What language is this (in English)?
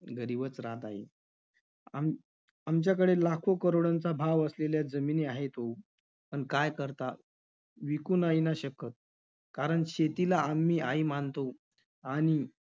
Marathi